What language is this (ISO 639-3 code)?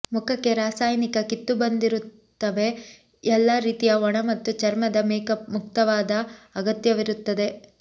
kan